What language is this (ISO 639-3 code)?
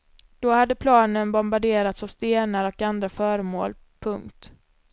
swe